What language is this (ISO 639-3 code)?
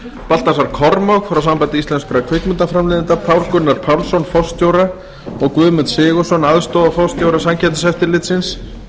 isl